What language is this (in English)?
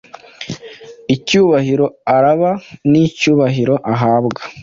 Kinyarwanda